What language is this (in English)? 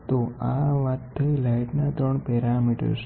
Gujarati